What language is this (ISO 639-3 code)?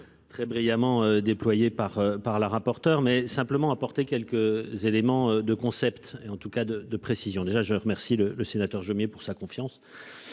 fra